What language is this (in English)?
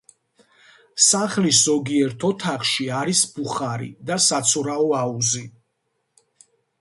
Georgian